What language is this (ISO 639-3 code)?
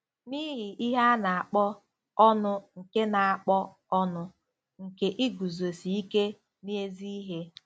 ibo